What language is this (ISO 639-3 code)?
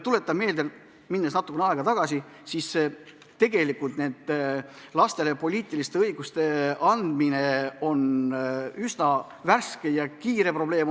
est